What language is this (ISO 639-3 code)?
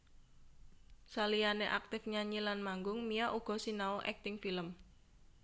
jav